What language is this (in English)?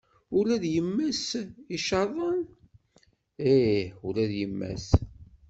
Kabyle